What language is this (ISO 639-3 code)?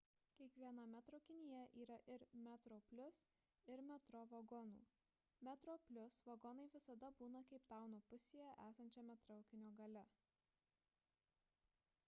lit